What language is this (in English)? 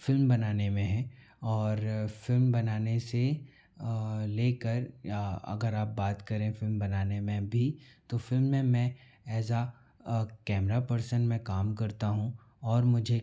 Hindi